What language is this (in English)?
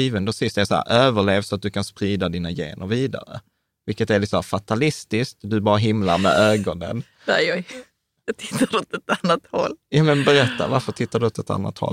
Swedish